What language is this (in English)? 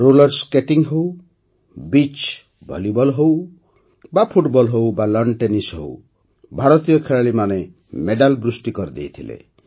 Odia